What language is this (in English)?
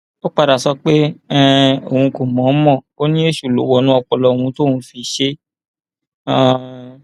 Yoruba